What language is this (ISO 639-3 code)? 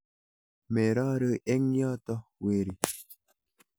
kln